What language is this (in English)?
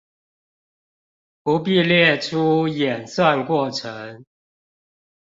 Chinese